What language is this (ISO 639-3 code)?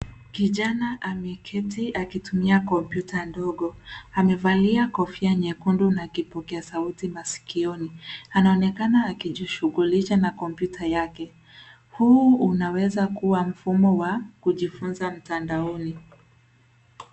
swa